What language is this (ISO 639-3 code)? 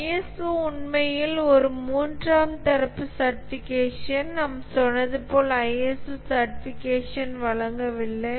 tam